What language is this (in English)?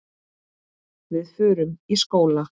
Icelandic